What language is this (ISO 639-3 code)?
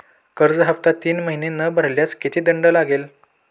mar